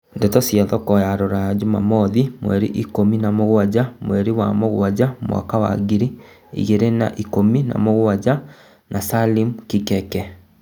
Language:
Kikuyu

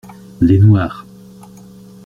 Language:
French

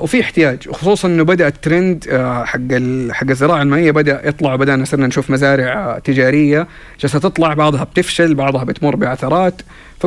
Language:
Arabic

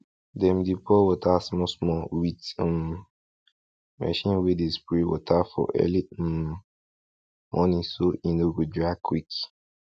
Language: Nigerian Pidgin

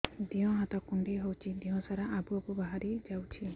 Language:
Odia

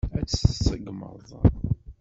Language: Kabyle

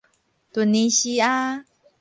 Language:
Min Nan Chinese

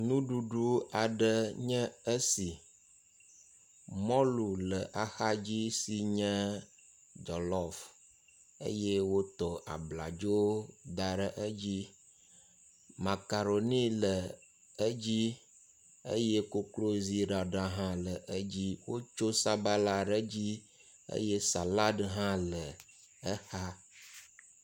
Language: Ewe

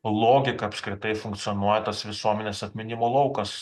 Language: Lithuanian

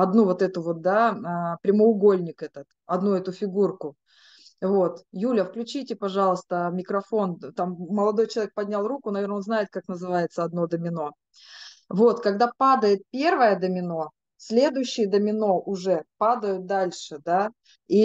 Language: Russian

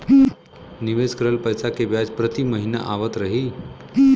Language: Bhojpuri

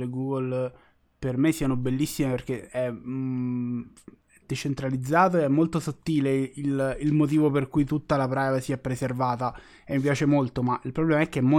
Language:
Italian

